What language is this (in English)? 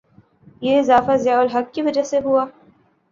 Urdu